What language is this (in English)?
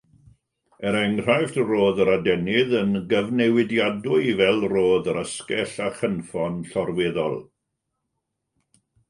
Welsh